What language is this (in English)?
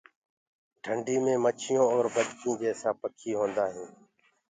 Gurgula